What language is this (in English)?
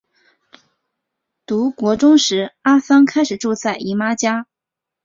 Chinese